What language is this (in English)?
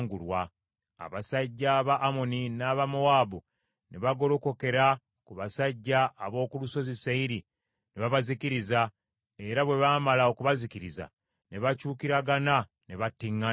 Ganda